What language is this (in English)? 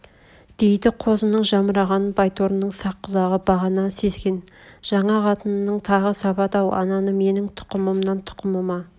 Kazakh